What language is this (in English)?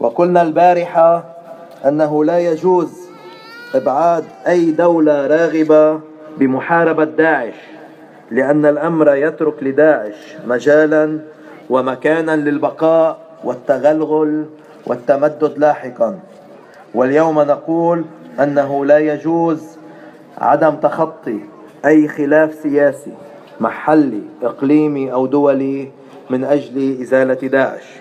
Arabic